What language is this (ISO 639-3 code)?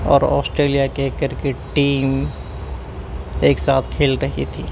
urd